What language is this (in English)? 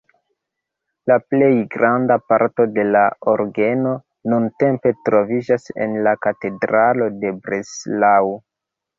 Esperanto